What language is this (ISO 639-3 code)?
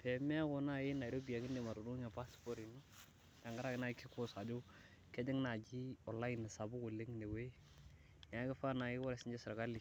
mas